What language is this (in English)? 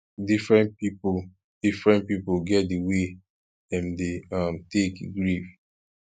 Nigerian Pidgin